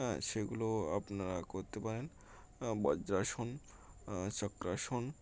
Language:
Bangla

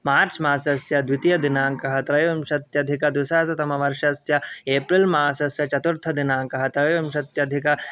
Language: Sanskrit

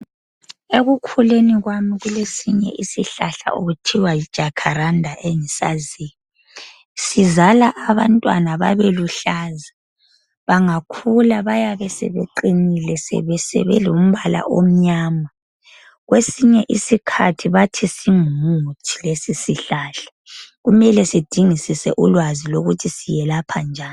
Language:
North Ndebele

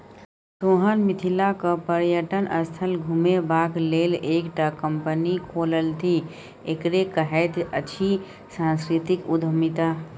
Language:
Maithili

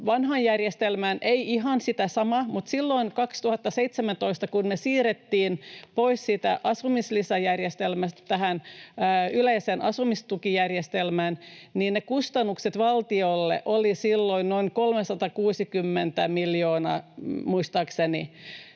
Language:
Finnish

